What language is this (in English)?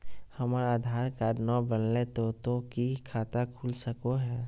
Magahi